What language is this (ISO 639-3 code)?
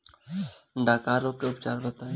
bho